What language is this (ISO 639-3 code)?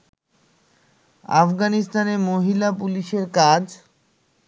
ben